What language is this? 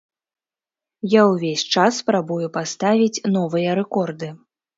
Belarusian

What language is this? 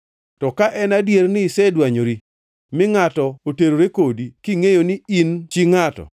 Luo (Kenya and Tanzania)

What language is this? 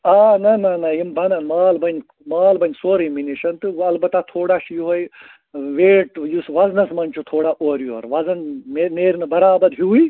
Kashmiri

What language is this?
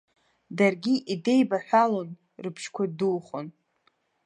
Abkhazian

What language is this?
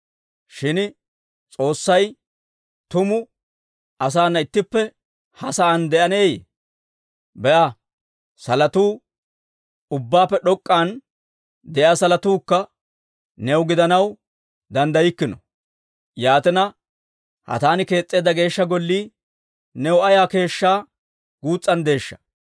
Dawro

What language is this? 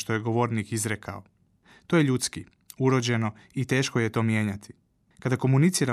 Croatian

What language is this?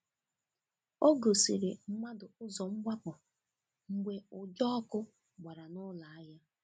Igbo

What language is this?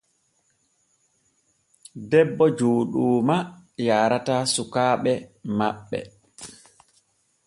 Borgu Fulfulde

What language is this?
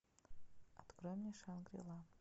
Russian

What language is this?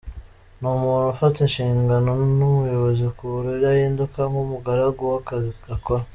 Kinyarwanda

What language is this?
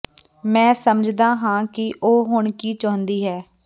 Punjabi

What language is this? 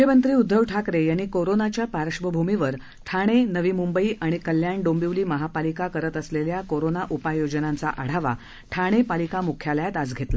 Marathi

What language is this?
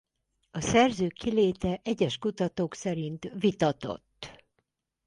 Hungarian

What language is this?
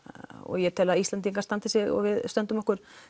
Icelandic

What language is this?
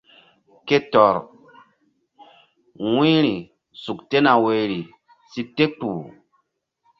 Mbum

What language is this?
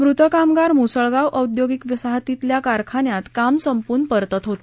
Marathi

